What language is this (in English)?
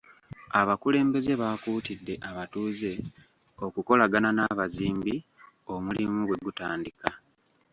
Ganda